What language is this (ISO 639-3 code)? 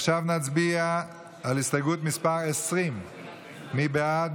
heb